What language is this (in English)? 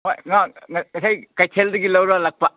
Manipuri